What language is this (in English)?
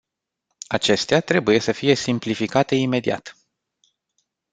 Romanian